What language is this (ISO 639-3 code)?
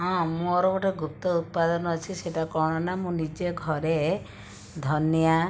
ori